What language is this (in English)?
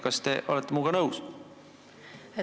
Estonian